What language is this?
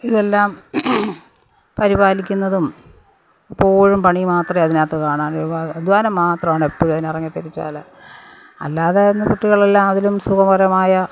Malayalam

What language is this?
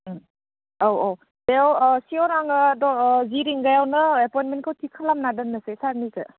Bodo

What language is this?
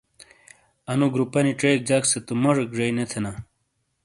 Shina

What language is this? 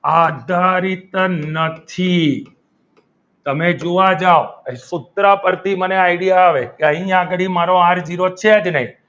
Gujarati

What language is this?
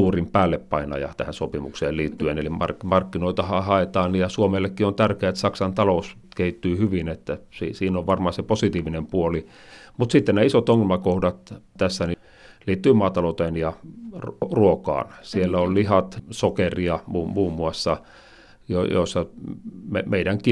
Finnish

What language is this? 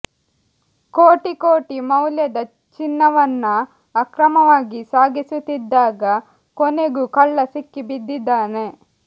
Kannada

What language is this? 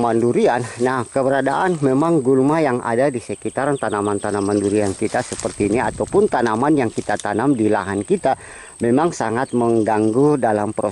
Indonesian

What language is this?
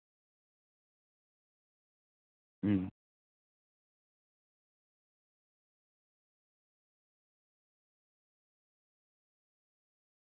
Manipuri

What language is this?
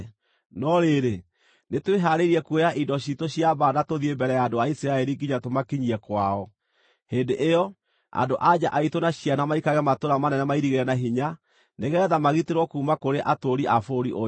Kikuyu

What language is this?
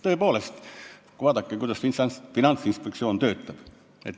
Estonian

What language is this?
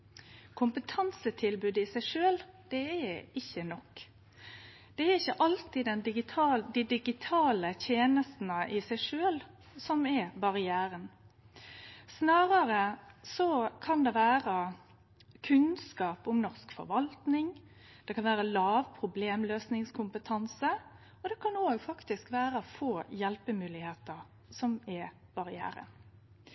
Norwegian Nynorsk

